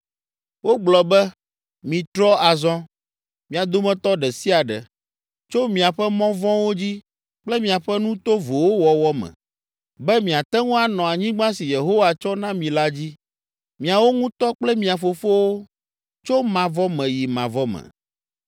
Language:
Ewe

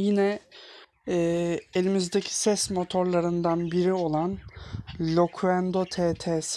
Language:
Turkish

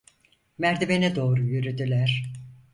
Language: Turkish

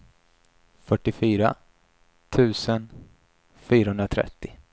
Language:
Swedish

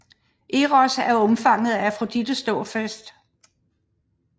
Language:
Danish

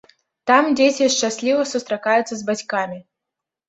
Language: Belarusian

